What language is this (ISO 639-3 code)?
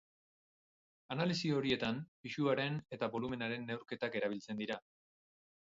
eus